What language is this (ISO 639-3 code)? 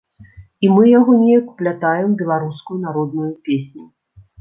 bel